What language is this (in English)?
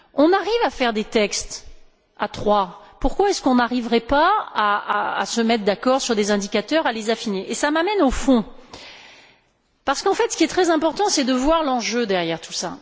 French